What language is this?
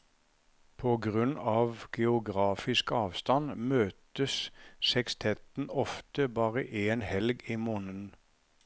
Norwegian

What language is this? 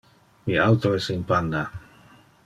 Interlingua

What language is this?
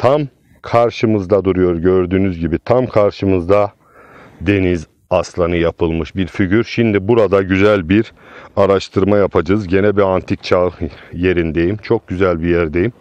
Turkish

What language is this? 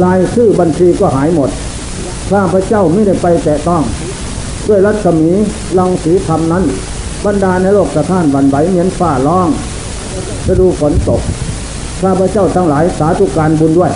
Thai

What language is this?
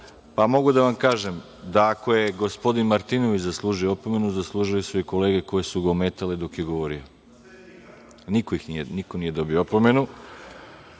Serbian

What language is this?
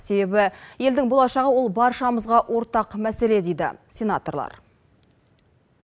Kazakh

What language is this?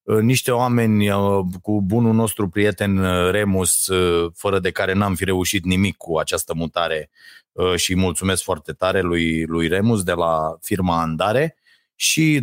Romanian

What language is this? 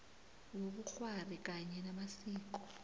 South Ndebele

